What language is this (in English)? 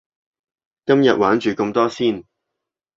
Cantonese